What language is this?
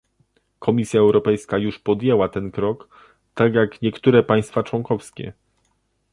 Polish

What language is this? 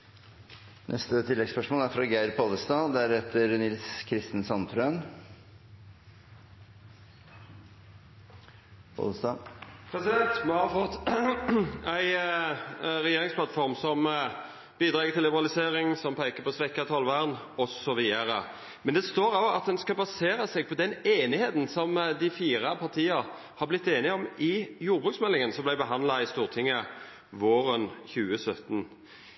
Norwegian Nynorsk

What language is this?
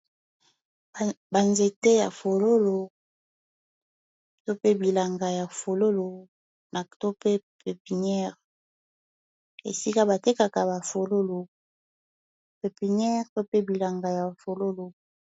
Lingala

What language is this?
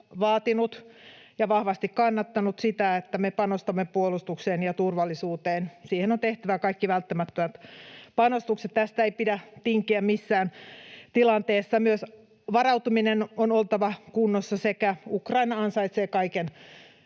Finnish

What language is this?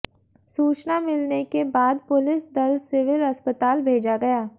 Hindi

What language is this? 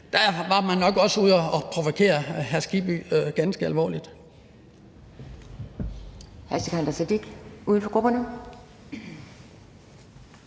Danish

